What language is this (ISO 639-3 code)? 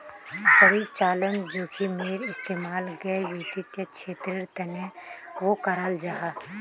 mag